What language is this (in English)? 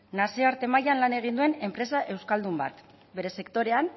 Basque